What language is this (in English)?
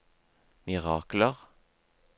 Norwegian